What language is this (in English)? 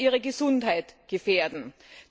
German